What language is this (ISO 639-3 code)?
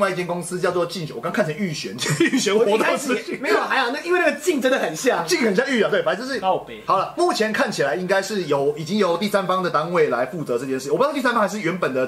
zho